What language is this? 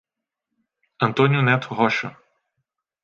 Portuguese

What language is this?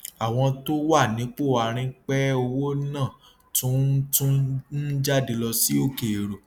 Yoruba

